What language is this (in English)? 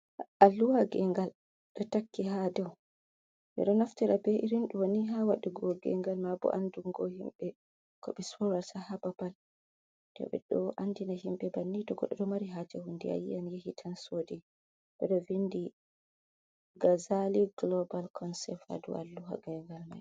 Fula